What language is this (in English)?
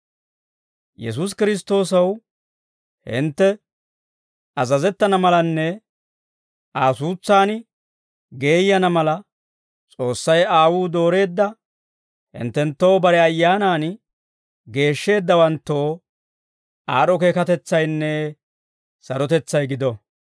Dawro